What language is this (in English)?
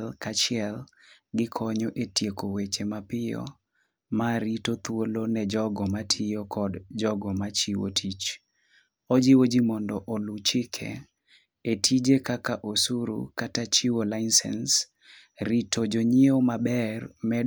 Luo (Kenya and Tanzania)